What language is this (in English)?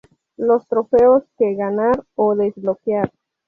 Spanish